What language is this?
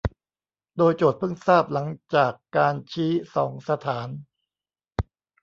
Thai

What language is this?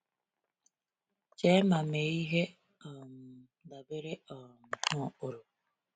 Igbo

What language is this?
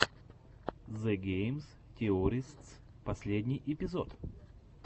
Russian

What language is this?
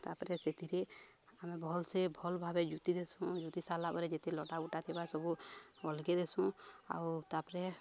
Odia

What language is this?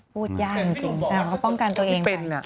Thai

